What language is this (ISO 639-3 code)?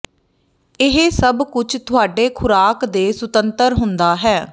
pan